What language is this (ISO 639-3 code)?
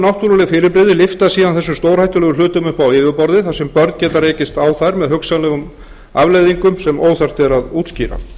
isl